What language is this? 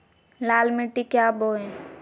Magahi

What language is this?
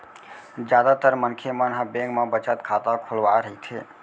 Chhattisgarhi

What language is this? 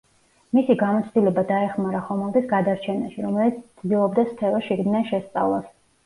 Georgian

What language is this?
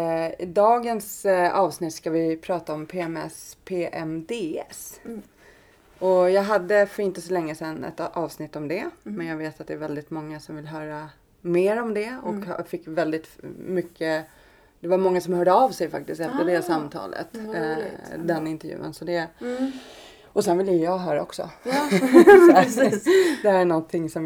Swedish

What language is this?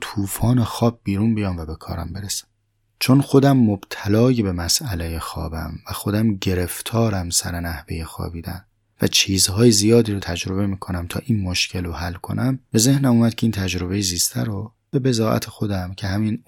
Persian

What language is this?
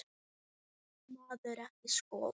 Icelandic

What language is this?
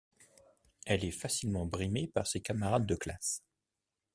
French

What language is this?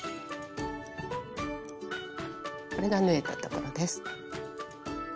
Japanese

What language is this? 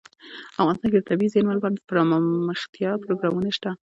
Pashto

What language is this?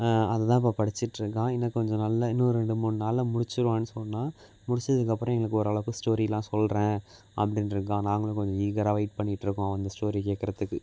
Tamil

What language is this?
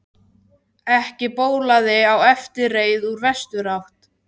Icelandic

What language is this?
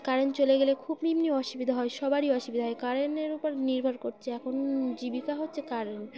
Bangla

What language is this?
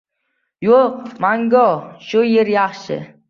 Uzbek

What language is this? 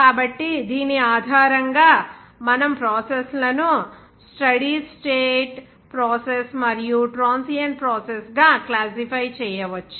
Telugu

